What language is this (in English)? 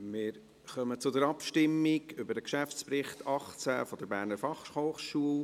Swiss German